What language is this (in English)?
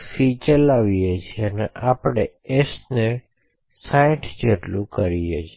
Gujarati